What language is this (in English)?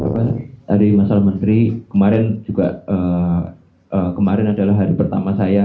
Indonesian